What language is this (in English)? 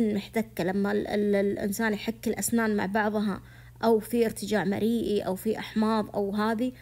Arabic